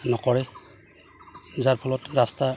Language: Assamese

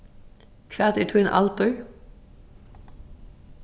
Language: Faroese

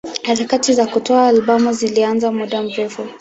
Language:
Swahili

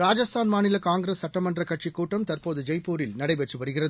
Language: Tamil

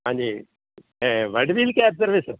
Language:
Punjabi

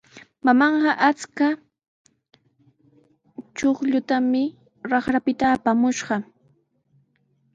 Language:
Sihuas Ancash Quechua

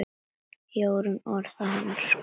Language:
Icelandic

